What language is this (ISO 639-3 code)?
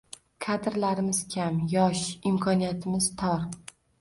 uzb